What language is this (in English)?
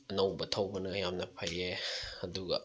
Manipuri